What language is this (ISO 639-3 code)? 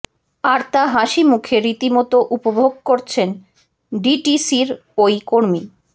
ben